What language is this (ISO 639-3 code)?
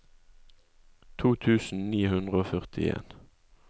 nor